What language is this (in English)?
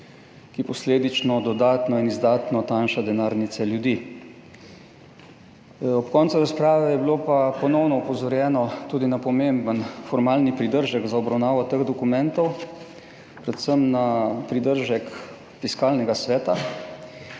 Slovenian